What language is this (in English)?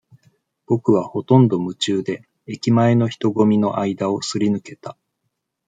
Japanese